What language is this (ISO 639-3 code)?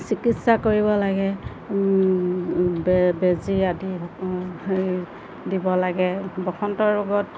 asm